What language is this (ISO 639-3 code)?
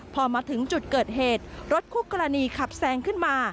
tha